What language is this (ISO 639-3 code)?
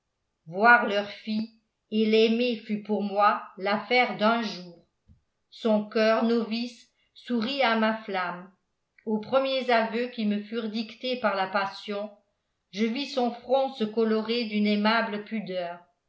fra